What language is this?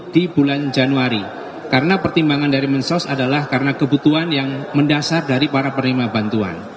Indonesian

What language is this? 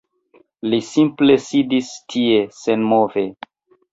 Esperanto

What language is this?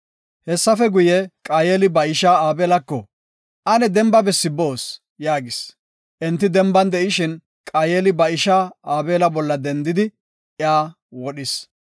Gofa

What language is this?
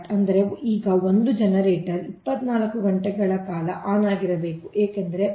Kannada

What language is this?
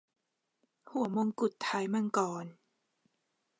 Thai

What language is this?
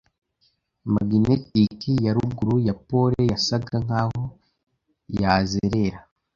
Kinyarwanda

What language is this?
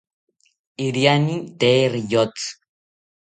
South Ucayali Ashéninka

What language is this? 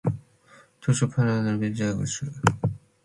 Matsés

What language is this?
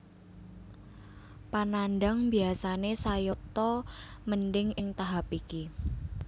Javanese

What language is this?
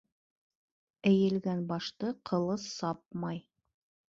Bashkir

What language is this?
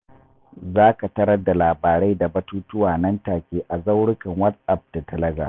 Hausa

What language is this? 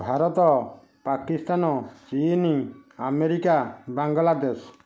Odia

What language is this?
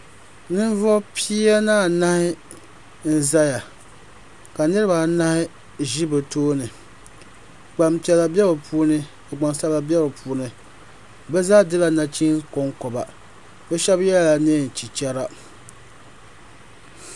Dagbani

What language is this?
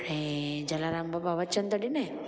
Sindhi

